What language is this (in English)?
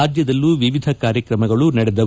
Kannada